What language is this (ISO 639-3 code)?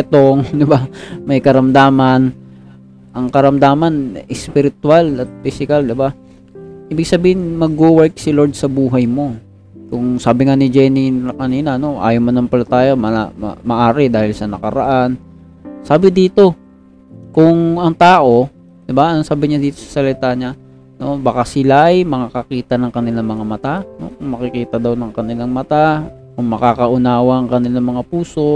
fil